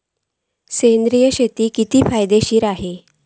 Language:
Marathi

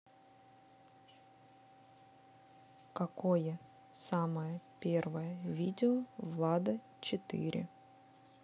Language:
Russian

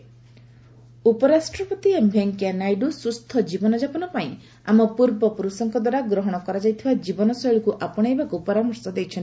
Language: Odia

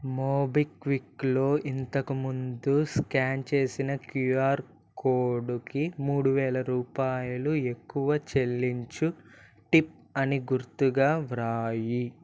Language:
Telugu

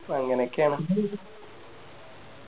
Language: Malayalam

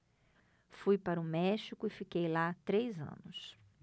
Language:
Portuguese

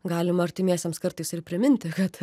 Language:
Lithuanian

